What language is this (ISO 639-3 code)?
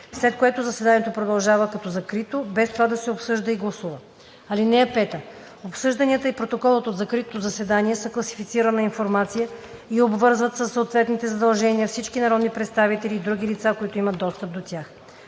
bul